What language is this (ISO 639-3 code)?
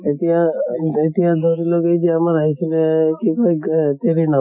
asm